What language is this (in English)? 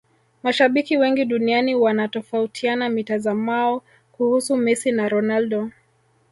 Swahili